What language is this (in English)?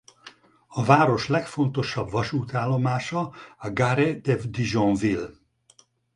Hungarian